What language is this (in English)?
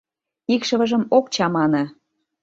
Mari